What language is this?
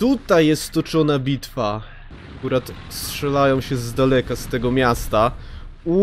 Polish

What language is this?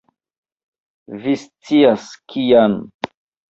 Esperanto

